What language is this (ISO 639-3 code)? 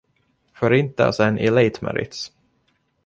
swe